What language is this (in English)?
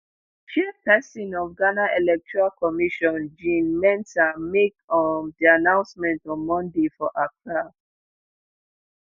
Nigerian Pidgin